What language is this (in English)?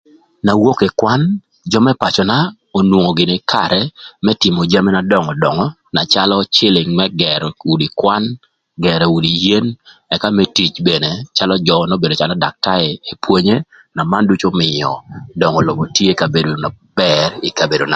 Thur